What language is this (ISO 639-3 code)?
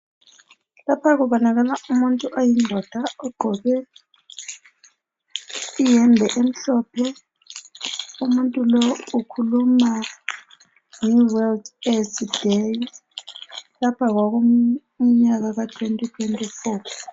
nde